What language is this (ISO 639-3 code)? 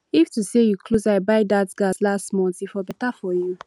pcm